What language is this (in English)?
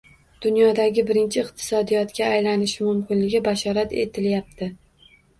Uzbek